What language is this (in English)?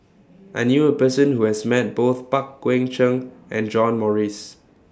English